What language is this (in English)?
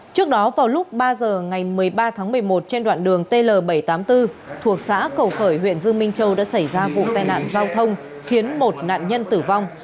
Vietnamese